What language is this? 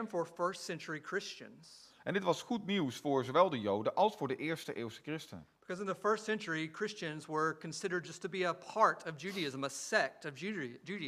Dutch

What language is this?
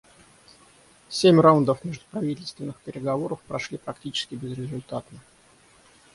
Russian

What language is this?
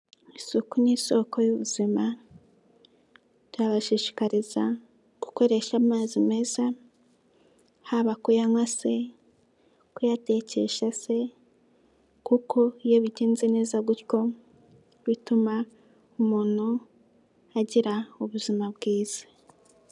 Kinyarwanda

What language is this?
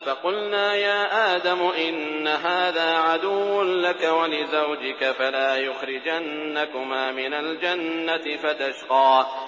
Arabic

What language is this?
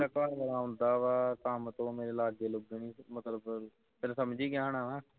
Punjabi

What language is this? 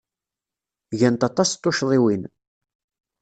Kabyle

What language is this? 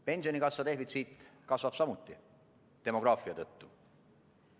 Estonian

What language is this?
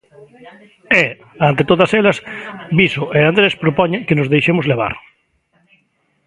Galician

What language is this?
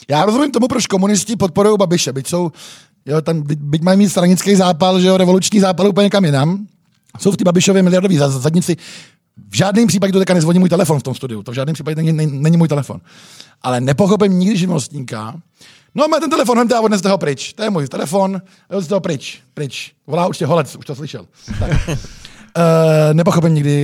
Czech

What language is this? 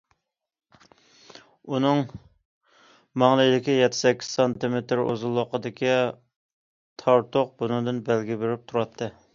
Uyghur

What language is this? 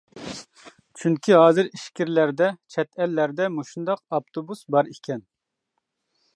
Uyghur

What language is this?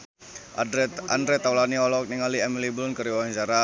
Sundanese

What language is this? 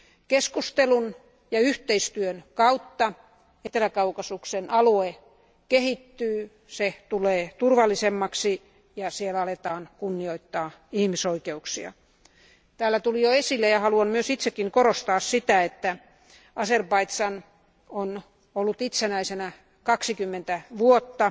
Finnish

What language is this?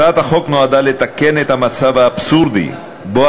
Hebrew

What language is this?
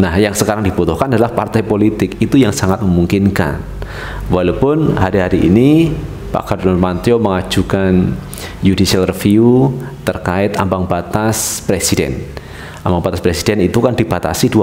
Indonesian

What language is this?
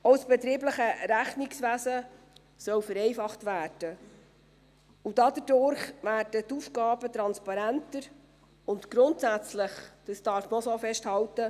Swiss German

